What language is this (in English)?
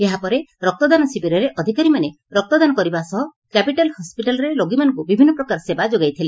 Odia